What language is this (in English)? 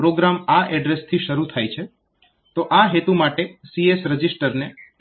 Gujarati